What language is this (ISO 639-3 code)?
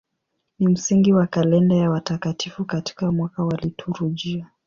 swa